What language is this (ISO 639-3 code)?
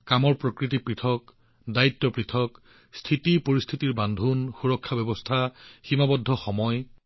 asm